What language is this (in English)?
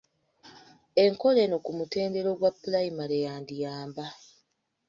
Ganda